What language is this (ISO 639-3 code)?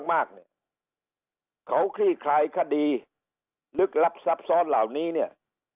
tha